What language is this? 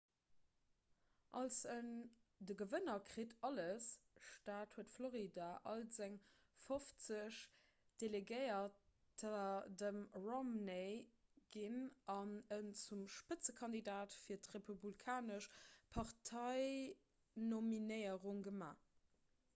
Luxembourgish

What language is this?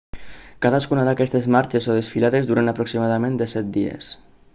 Catalan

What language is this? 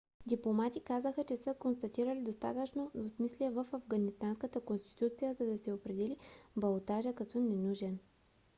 Bulgarian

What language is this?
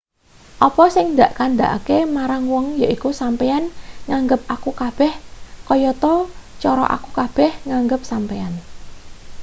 Javanese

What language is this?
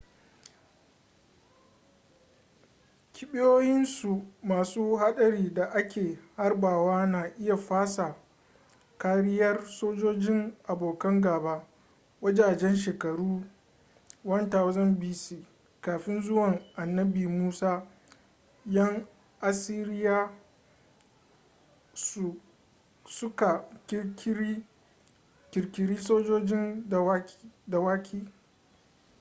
Hausa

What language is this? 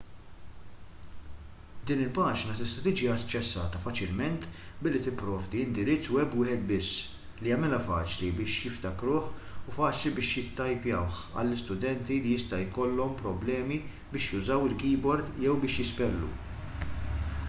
Maltese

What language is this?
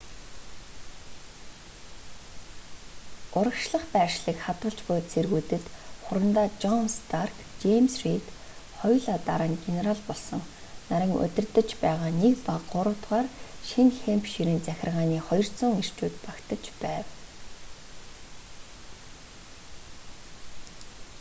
Mongolian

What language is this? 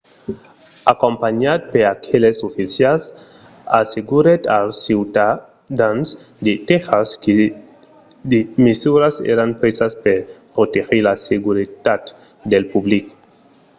Occitan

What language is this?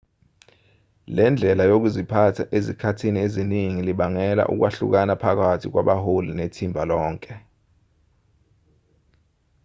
Zulu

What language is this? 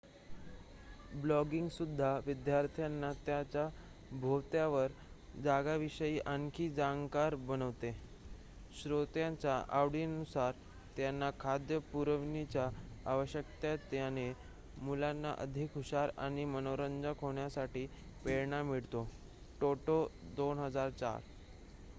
Marathi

